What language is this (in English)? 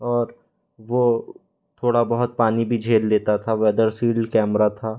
Hindi